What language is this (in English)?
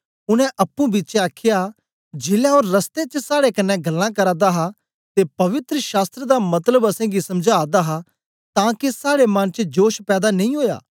Dogri